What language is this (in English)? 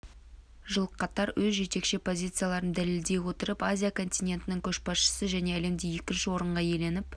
Kazakh